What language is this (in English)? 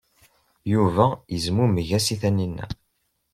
Kabyle